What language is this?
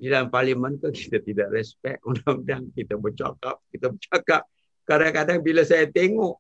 Malay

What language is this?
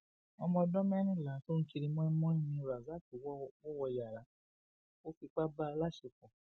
Yoruba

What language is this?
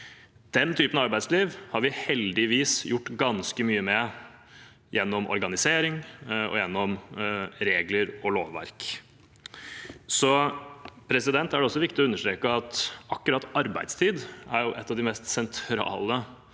Norwegian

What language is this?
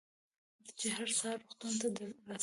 Pashto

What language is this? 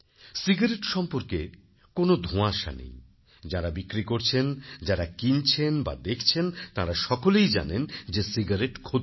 Bangla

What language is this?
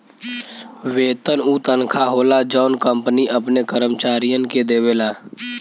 Bhojpuri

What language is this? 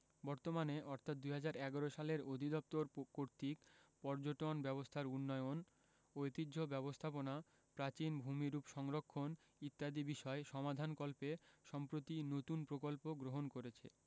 Bangla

